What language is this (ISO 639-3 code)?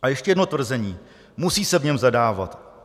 ces